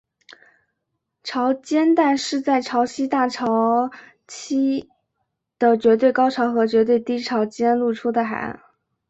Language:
Chinese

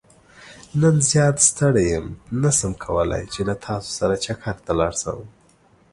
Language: Pashto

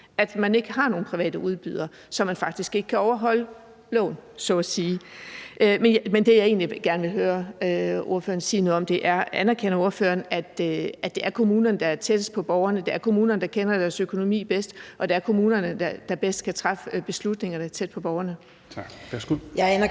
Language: Danish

